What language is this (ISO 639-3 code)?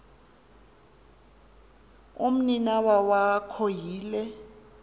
xho